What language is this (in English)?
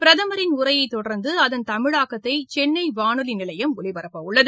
Tamil